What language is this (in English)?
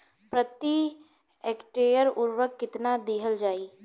Bhojpuri